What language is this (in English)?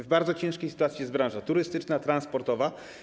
Polish